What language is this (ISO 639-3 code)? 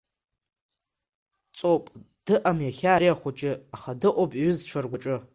abk